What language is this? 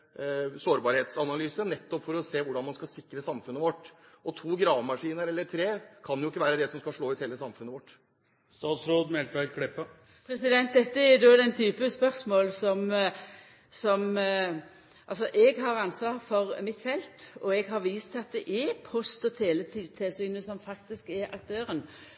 Norwegian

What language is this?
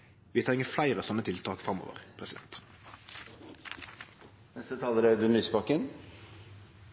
Norwegian Nynorsk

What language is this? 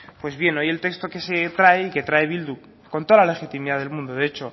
Spanish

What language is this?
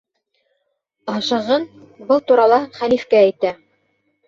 Bashkir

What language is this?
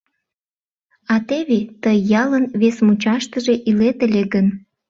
Mari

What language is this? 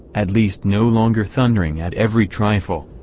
English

